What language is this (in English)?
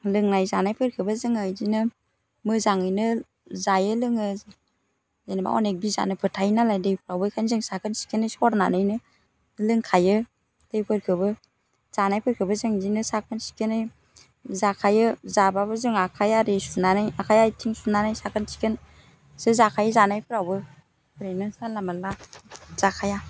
Bodo